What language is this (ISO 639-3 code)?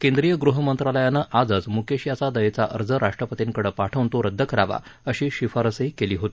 mar